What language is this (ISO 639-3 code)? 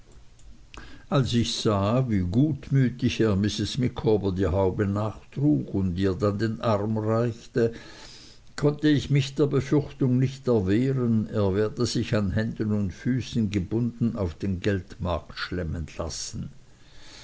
deu